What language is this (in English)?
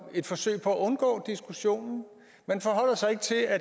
Danish